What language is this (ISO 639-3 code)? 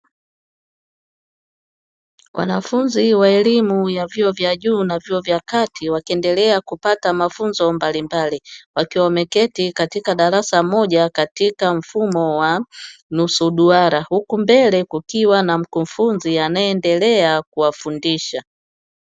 swa